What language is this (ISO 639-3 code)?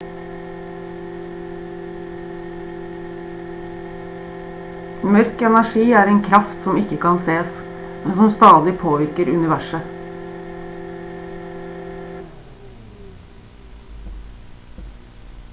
nob